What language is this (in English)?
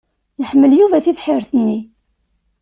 Kabyle